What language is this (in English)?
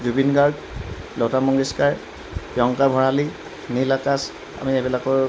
Assamese